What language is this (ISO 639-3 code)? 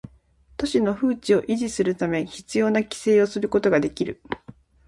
jpn